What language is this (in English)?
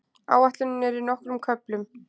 Icelandic